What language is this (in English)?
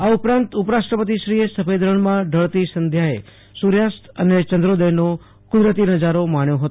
Gujarati